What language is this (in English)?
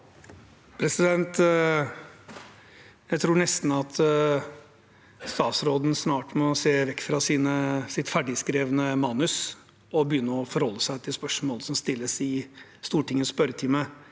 Norwegian